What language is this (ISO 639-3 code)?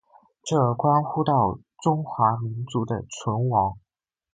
zho